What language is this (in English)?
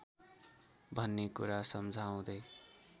Nepali